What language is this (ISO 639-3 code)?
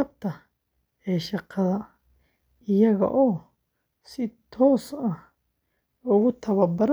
som